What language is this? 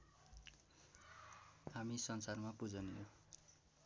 Nepali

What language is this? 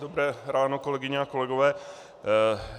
Czech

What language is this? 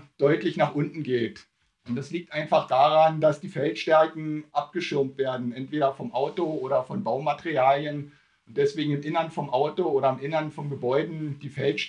German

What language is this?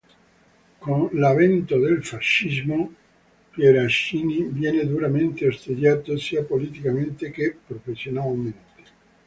Italian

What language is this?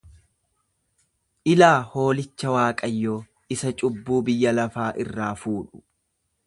Oromo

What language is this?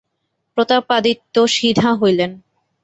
Bangla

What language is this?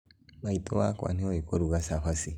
Kikuyu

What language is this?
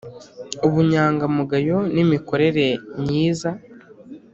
Kinyarwanda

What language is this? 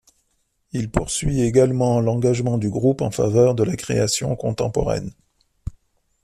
French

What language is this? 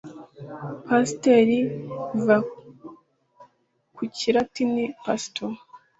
Kinyarwanda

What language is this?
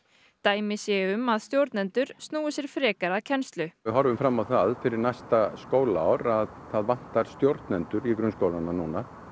Icelandic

